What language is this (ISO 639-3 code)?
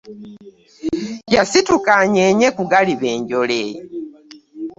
lug